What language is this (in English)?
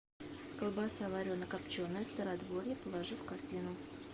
Russian